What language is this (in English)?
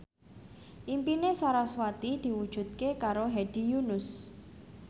Javanese